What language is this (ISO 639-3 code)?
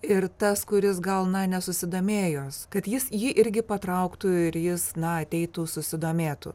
lit